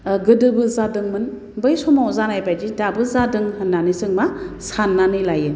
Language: Bodo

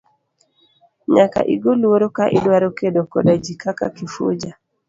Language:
Luo (Kenya and Tanzania)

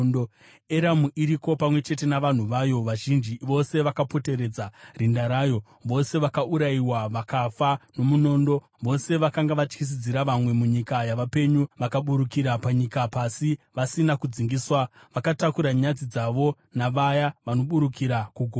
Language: Shona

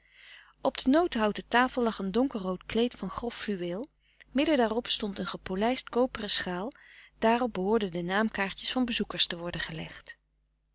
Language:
Dutch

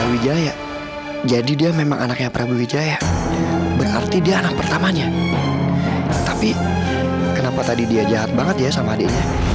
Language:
Indonesian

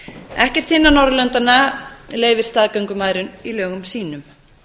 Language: Icelandic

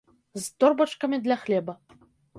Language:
Belarusian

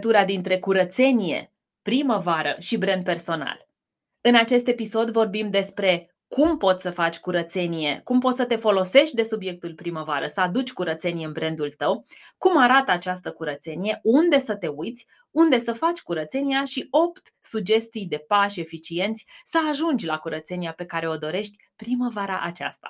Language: Romanian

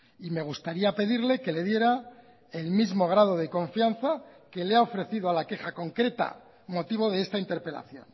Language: Spanish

